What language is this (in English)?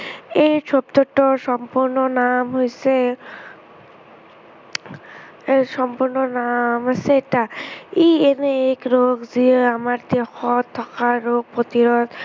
Assamese